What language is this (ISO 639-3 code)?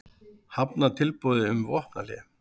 isl